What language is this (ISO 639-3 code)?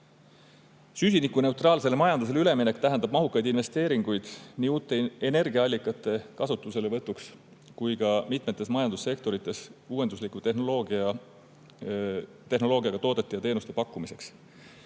est